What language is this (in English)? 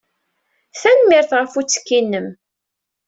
Kabyle